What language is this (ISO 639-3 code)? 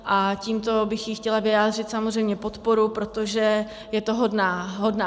ces